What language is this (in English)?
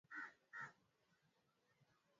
Swahili